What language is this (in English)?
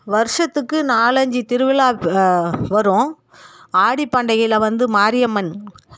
Tamil